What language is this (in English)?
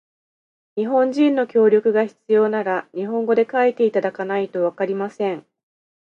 Japanese